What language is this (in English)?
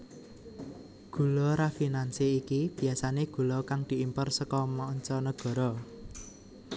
Javanese